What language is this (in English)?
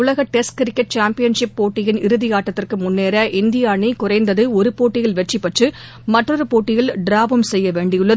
Tamil